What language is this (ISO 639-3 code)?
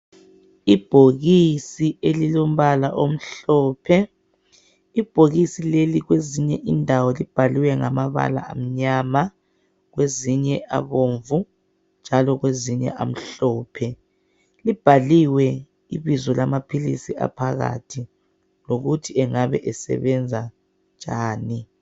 nde